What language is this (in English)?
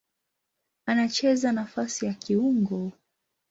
Swahili